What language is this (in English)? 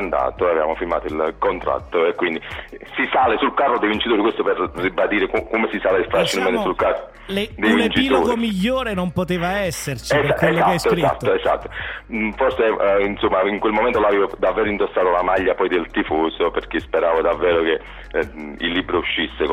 Italian